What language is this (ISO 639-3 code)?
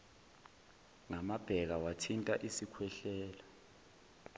zul